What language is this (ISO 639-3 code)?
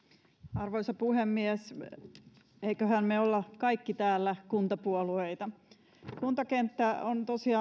fin